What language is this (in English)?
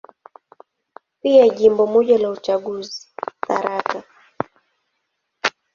Swahili